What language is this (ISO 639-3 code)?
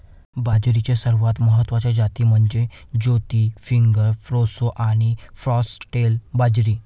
mar